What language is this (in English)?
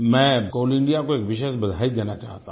Hindi